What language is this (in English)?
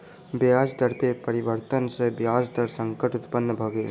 Maithili